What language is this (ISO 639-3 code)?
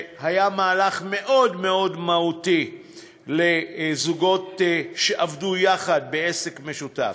heb